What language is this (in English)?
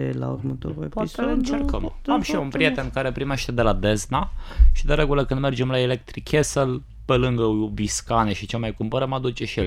Romanian